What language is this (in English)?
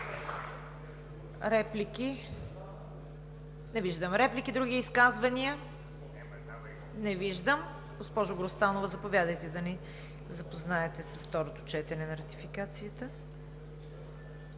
Bulgarian